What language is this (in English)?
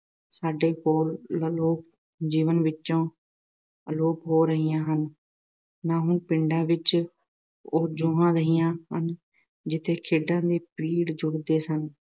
Punjabi